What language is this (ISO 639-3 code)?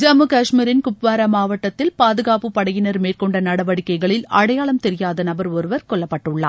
tam